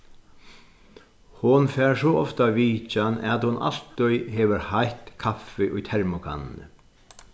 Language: Faroese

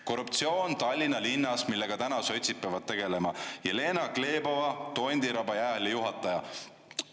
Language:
Estonian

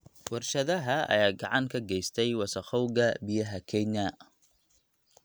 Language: Somali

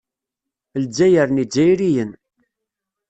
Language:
Kabyle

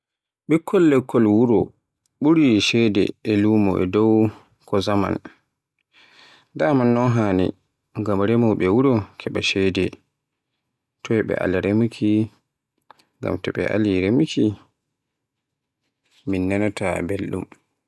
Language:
Borgu Fulfulde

